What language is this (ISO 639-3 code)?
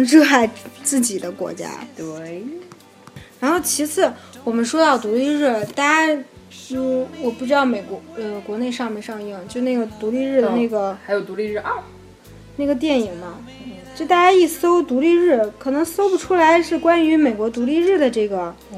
zho